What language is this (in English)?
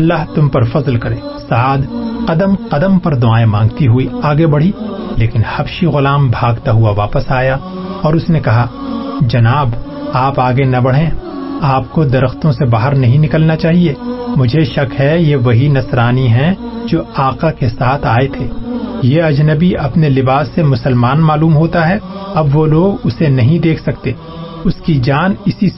Urdu